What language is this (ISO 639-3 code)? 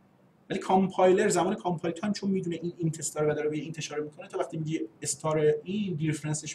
fas